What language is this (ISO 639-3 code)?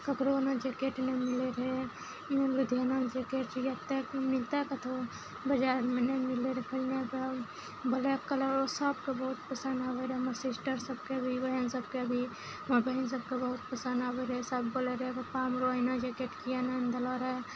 mai